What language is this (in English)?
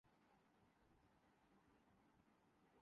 Urdu